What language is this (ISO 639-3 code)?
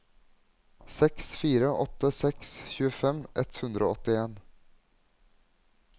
nor